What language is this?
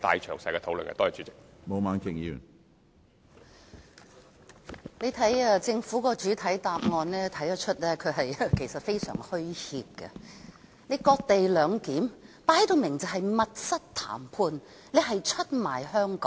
Cantonese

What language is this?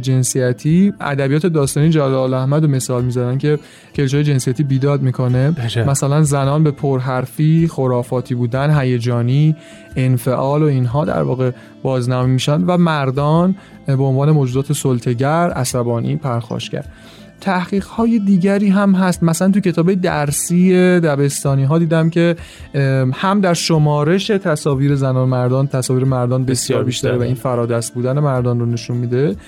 Persian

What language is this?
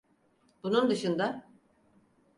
Turkish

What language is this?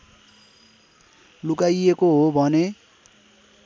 Nepali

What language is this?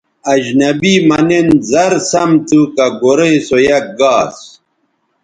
Bateri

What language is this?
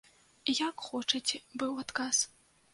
Belarusian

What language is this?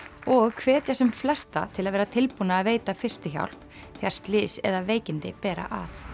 Icelandic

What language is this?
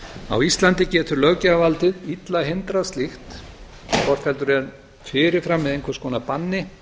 Icelandic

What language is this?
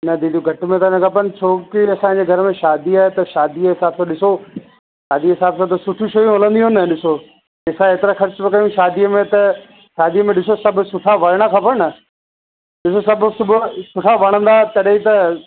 Sindhi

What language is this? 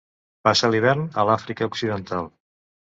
Catalan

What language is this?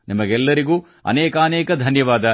Kannada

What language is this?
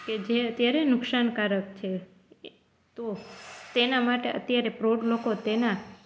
Gujarati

